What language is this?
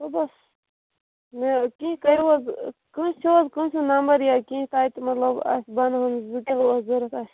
Kashmiri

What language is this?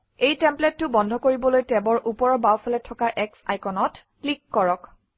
Assamese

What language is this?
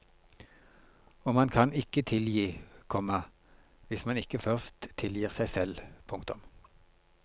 Norwegian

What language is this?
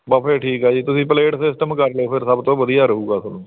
Punjabi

